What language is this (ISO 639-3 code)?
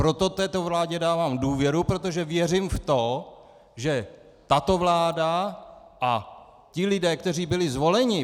ces